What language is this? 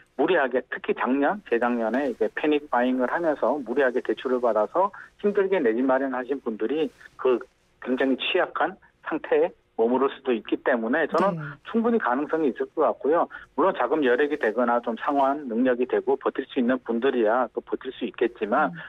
Korean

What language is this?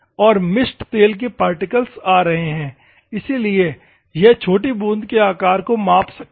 Hindi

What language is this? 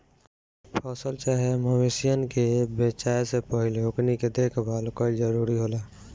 Bhojpuri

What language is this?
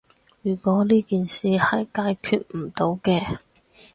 Cantonese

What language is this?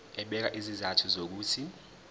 Zulu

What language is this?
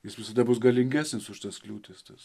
Lithuanian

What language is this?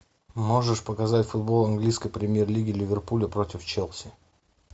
Russian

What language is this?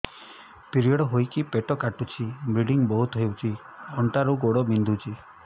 Odia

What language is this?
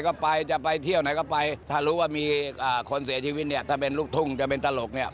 Thai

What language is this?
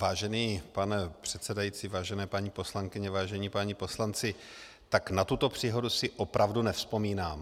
Czech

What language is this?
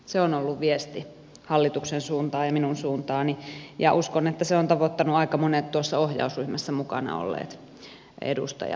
Finnish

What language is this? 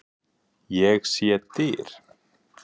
Icelandic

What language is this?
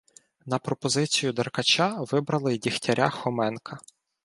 Ukrainian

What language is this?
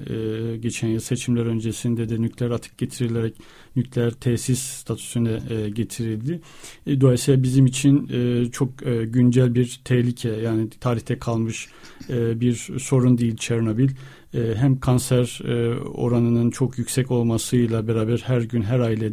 Turkish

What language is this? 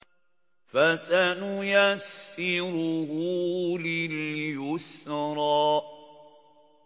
Arabic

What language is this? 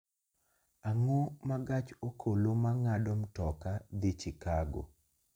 Luo (Kenya and Tanzania)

